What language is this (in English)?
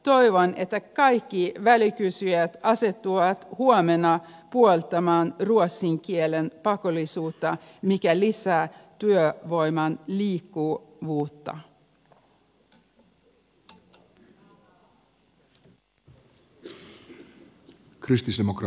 Finnish